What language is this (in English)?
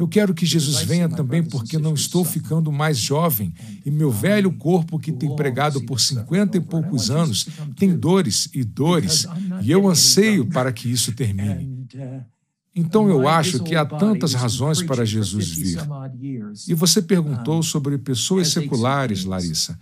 Portuguese